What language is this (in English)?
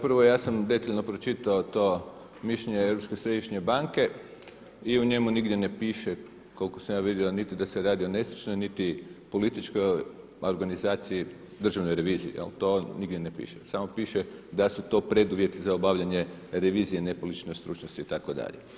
Croatian